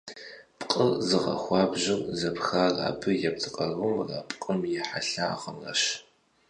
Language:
Kabardian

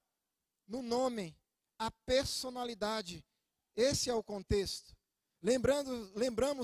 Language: Portuguese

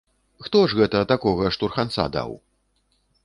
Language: Belarusian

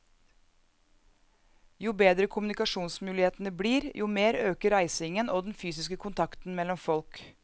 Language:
Norwegian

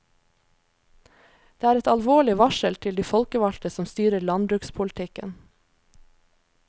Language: Norwegian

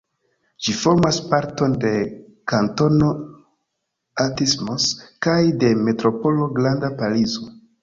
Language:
Esperanto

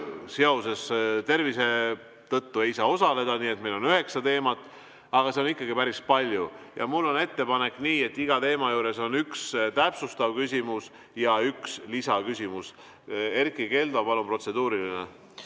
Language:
Estonian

